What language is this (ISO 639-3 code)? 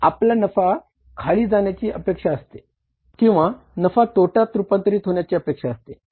mar